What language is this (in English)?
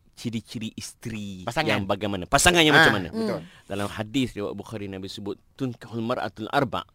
Malay